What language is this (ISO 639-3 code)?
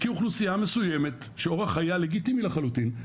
heb